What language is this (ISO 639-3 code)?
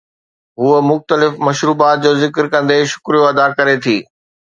snd